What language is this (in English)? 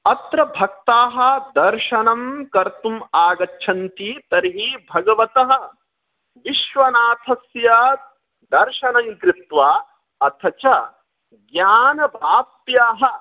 Sanskrit